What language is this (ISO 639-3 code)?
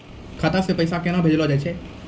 mai